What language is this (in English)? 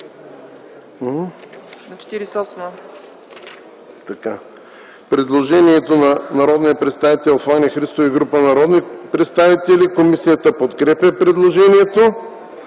Bulgarian